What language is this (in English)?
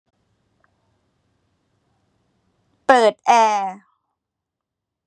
Thai